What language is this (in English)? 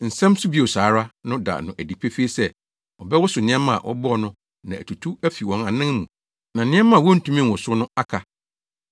Akan